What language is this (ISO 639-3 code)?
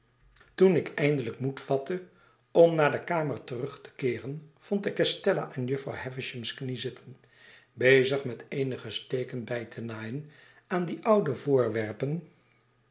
nld